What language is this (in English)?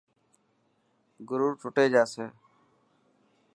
Dhatki